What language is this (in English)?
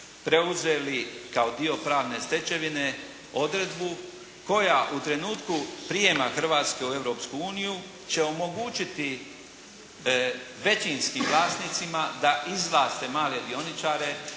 Croatian